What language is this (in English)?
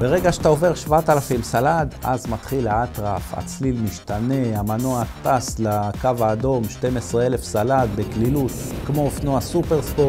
Hebrew